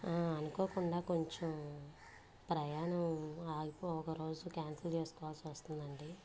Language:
Telugu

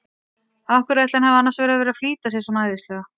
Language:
Icelandic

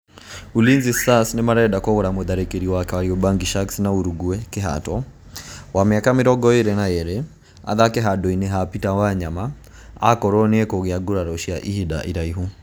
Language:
Kikuyu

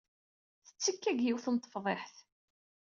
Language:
Kabyle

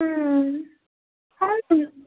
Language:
Assamese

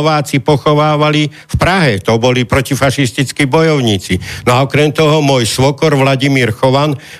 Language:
Slovak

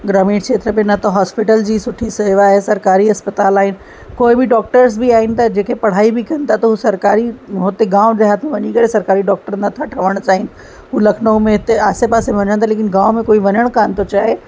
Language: Sindhi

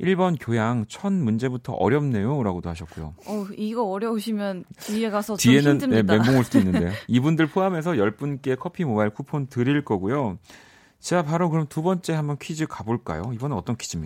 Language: Korean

